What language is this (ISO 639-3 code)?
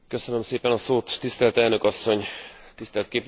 hun